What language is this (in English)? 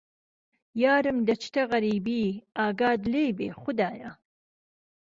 Central Kurdish